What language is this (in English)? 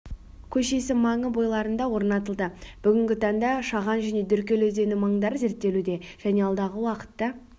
Kazakh